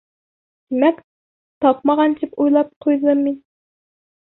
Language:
Bashkir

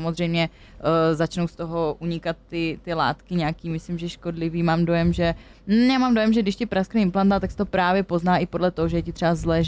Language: Czech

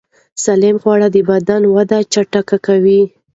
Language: Pashto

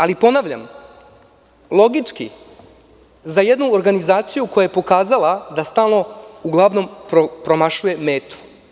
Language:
Serbian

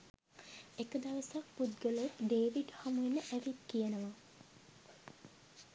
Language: Sinhala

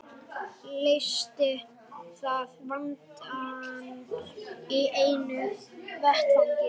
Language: Icelandic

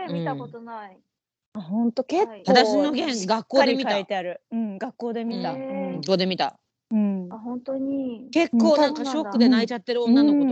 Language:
Japanese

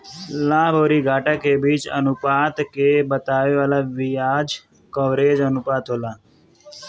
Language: Bhojpuri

